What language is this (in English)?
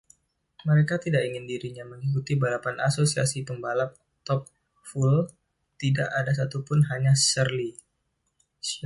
Indonesian